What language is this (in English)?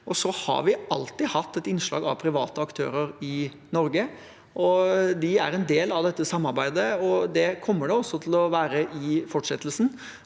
Norwegian